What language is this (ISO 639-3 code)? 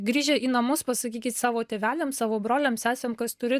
lit